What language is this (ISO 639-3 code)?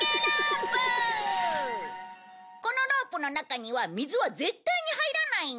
jpn